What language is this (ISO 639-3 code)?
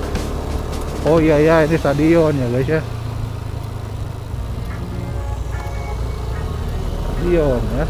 ind